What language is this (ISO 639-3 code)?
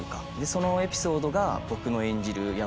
jpn